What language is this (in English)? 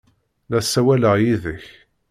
Kabyle